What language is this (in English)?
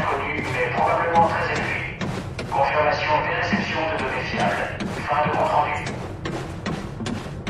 French